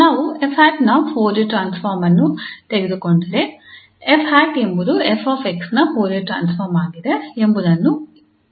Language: Kannada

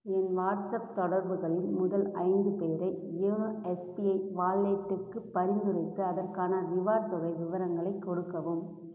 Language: Tamil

